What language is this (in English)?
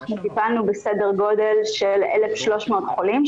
Hebrew